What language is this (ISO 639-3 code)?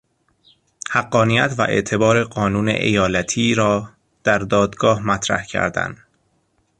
fas